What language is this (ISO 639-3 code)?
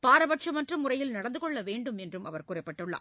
tam